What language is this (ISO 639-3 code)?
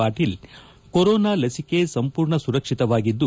kan